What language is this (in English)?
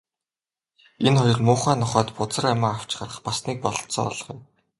Mongolian